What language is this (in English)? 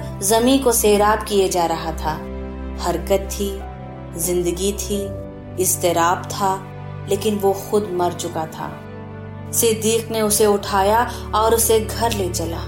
Hindi